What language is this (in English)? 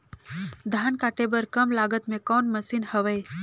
Chhattisgarhi